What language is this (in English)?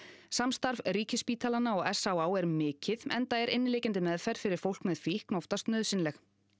Icelandic